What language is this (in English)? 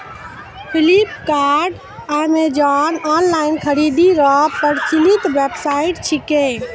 Maithili